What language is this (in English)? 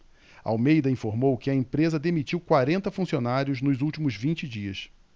Portuguese